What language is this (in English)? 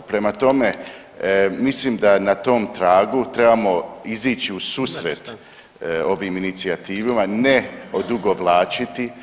Croatian